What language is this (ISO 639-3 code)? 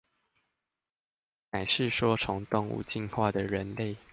zho